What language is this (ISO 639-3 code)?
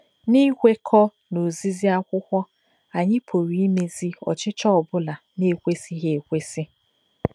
ibo